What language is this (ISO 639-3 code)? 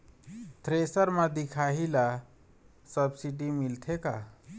hne